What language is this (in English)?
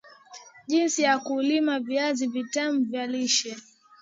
Swahili